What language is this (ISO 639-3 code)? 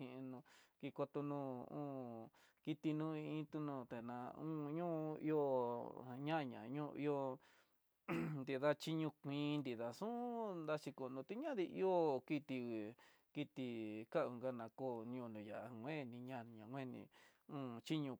mtx